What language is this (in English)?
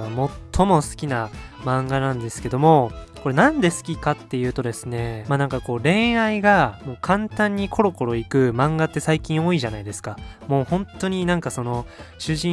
Japanese